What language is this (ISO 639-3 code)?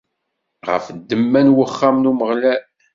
kab